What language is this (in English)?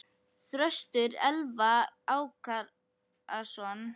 Icelandic